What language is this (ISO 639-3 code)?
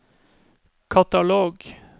nor